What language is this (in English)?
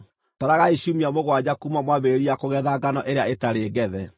Kikuyu